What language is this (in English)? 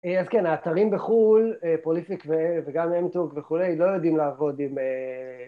Hebrew